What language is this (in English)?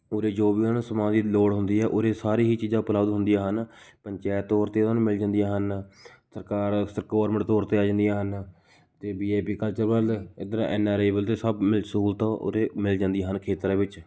Punjabi